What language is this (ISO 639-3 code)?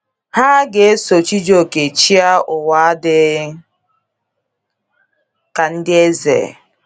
ibo